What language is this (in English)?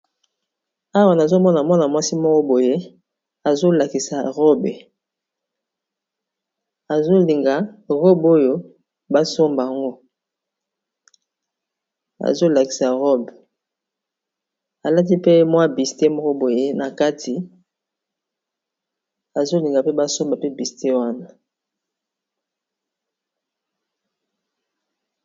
Lingala